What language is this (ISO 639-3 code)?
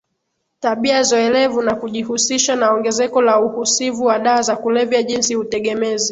swa